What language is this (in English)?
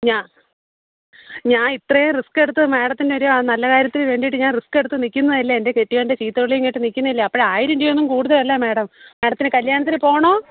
Malayalam